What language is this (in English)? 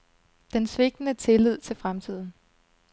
Danish